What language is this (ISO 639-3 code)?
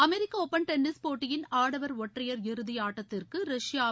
tam